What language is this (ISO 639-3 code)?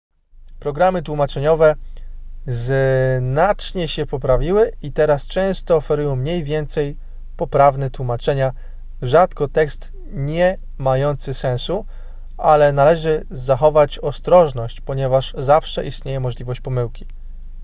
pol